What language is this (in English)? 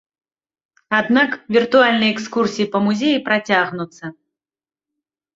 Belarusian